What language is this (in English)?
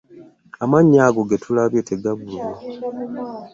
Ganda